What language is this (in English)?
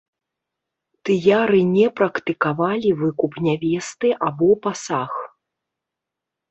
Belarusian